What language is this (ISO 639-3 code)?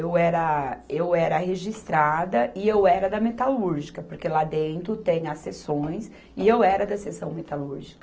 por